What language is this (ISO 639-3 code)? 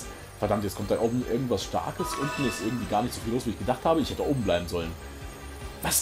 deu